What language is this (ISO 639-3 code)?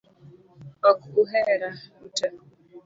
luo